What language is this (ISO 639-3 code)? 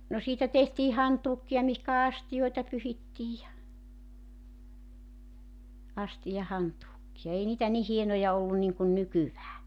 fin